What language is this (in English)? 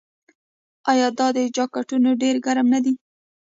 Pashto